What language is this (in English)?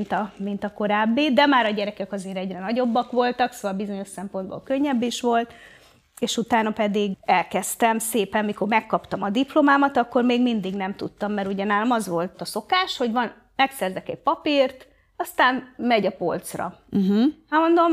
Hungarian